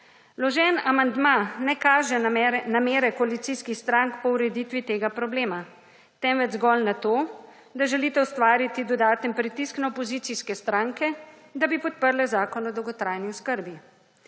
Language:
Slovenian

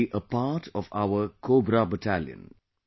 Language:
English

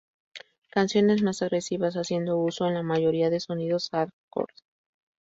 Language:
Spanish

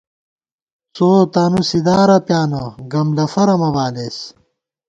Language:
Gawar-Bati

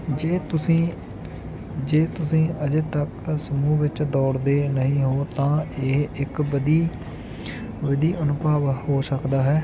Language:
Punjabi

